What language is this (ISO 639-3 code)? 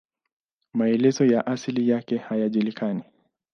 swa